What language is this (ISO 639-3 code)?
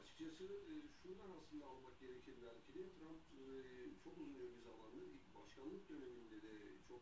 tur